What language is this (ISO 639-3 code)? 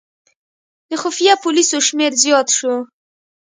pus